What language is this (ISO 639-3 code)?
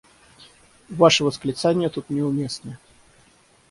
rus